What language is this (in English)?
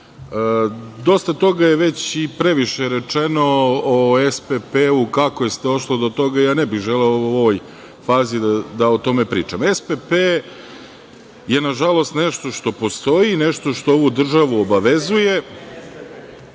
Serbian